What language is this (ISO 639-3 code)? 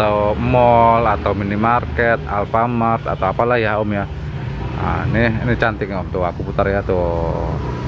ind